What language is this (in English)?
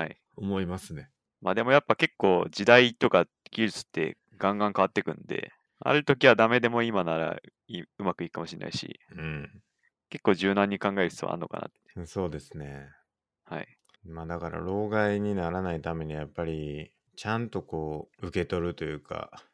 Japanese